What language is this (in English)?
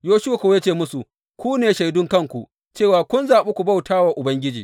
Hausa